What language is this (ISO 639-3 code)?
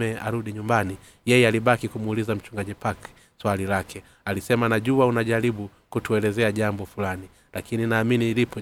swa